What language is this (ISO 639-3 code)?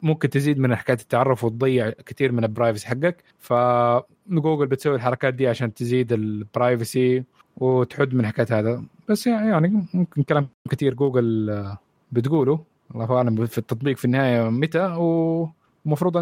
ara